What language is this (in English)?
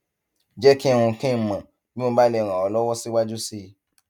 Yoruba